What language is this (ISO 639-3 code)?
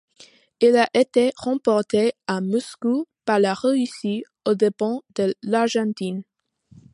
fra